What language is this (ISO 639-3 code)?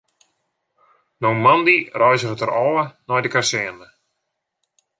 fry